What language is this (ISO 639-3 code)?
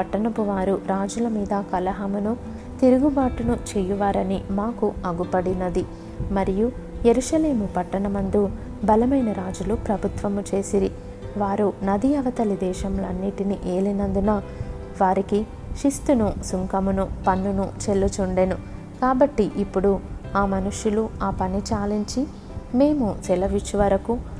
tel